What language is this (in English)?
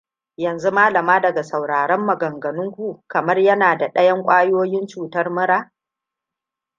Hausa